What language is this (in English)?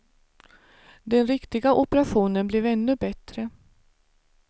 Swedish